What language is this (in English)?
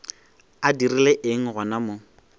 Northern Sotho